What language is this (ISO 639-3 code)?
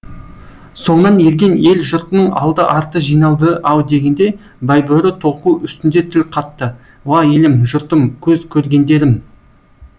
kaz